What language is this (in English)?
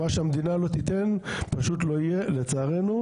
Hebrew